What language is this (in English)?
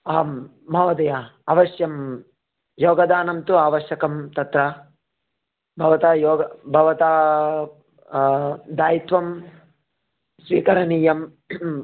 Sanskrit